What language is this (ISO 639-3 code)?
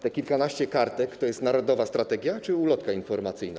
pol